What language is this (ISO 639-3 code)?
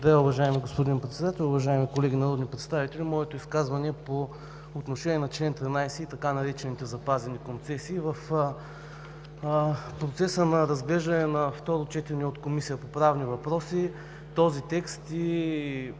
bul